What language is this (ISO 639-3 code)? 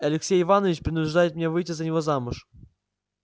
rus